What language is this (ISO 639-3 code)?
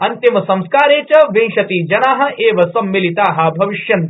san